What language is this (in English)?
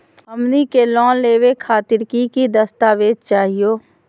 Magahi